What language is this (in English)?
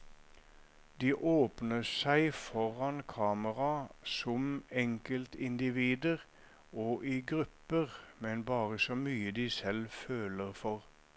Norwegian